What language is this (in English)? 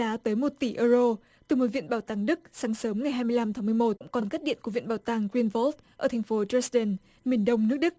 Vietnamese